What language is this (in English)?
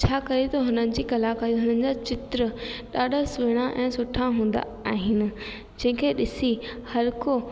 Sindhi